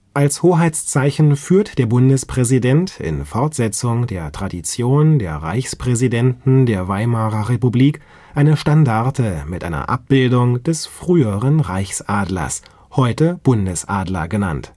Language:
German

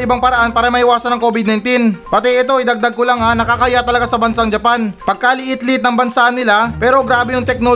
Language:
Filipino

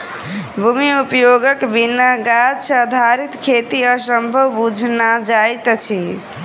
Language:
Maithili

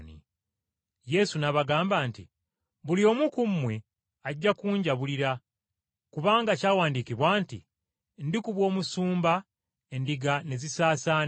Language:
Ganda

